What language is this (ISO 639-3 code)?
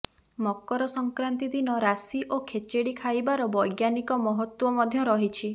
ori